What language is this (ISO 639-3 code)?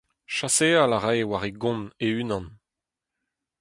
bre